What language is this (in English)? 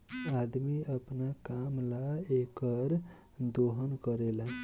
Bhojpuri